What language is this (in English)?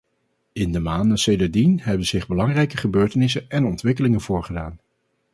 Dutch